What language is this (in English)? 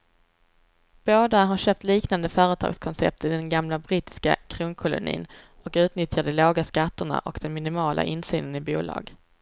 Swedish